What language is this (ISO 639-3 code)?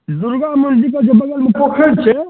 mai